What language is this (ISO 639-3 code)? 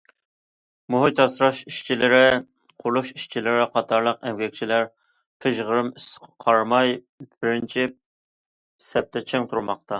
uig